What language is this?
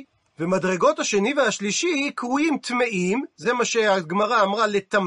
Hebrew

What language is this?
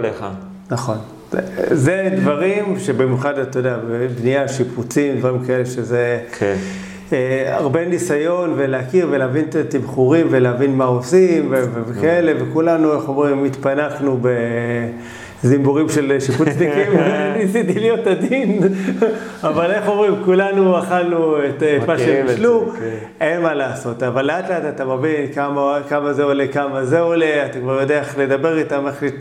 Hebrew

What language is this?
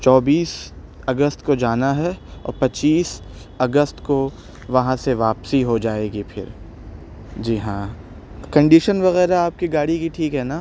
Urdu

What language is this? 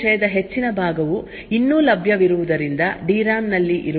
Kannada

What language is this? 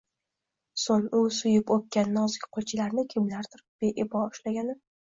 Uzbek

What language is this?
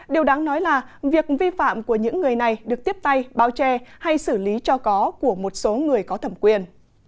Vietnamese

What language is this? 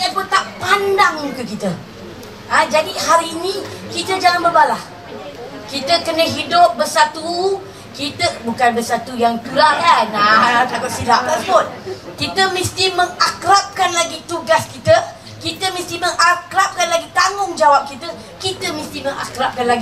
Malay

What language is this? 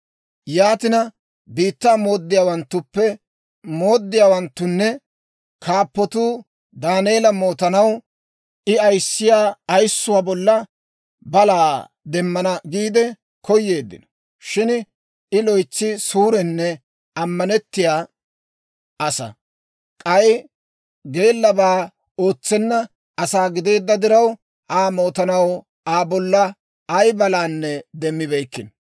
Dawro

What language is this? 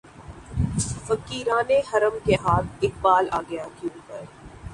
Urdu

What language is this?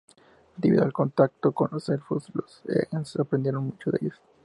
Spanish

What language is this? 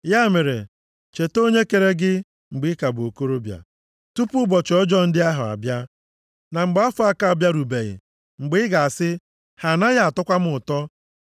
Igbo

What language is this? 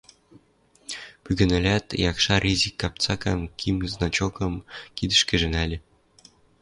Western Mari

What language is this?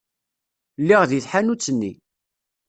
Kabyle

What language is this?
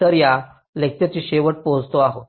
Marathi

